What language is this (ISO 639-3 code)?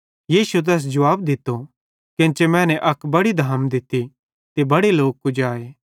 bhd